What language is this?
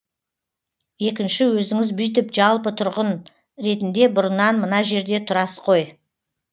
Kazakh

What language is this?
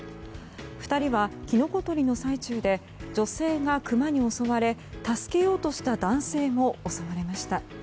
Japanese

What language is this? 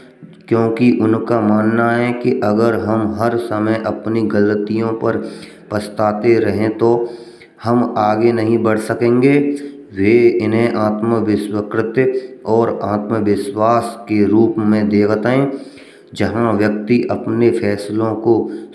Braj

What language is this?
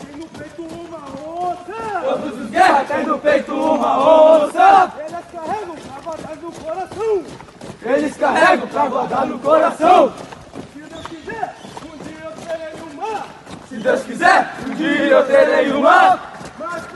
Portuguese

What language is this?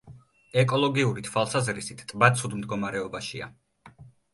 Georgian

